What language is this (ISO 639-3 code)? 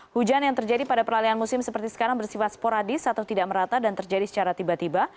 ind